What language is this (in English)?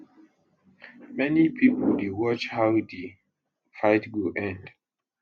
Nigerian Pidgin